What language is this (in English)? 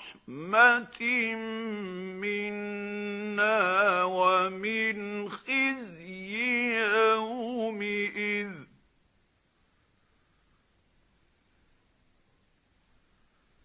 Arabic